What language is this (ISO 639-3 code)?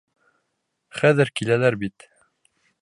bak